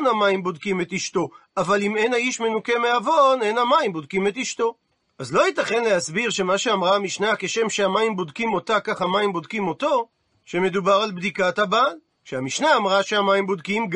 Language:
Hebrew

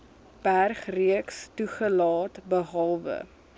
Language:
Afrikaans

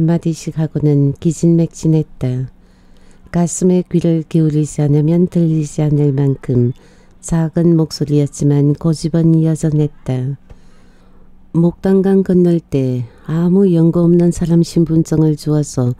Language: Korean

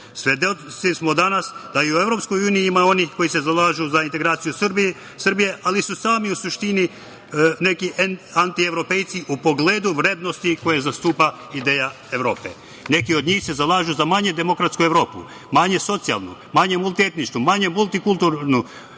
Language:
Serbian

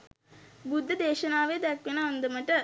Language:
Sinhala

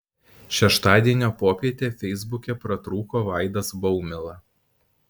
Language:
Lithuanian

